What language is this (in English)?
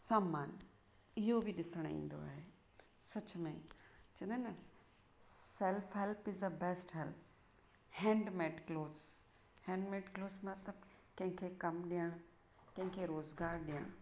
Sindhi